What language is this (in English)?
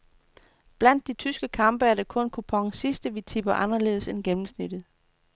Danish